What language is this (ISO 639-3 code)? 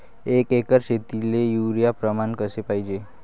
mar